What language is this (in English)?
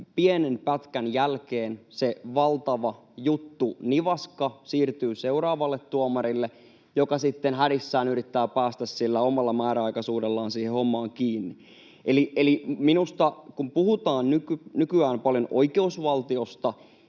Finnish